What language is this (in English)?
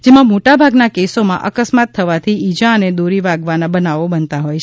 Gujarati